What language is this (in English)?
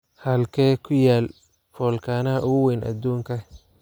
Somali